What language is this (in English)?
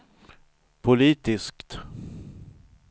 Swedish